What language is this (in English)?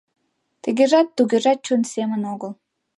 Mari